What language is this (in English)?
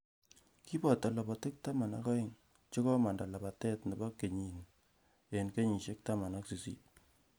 Kalenjin